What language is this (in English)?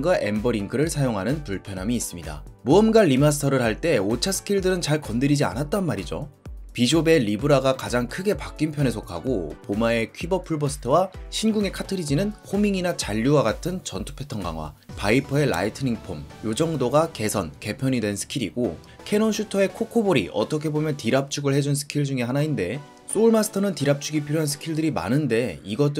Korean